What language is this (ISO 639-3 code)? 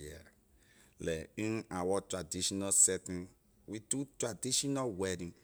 lir